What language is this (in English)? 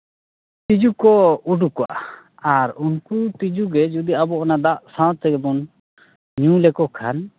Santali